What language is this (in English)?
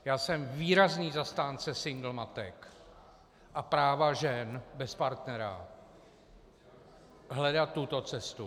Czech